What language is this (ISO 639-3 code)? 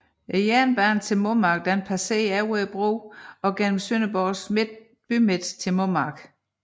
dan